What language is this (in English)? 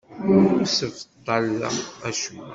Kabyle